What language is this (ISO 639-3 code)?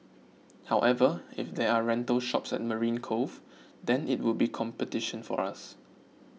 eng